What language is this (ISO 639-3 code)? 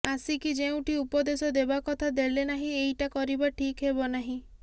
ori